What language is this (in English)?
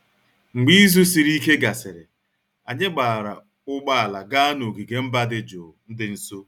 Igbo